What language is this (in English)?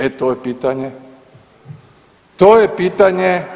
Croatian